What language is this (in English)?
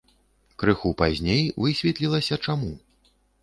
Belarusian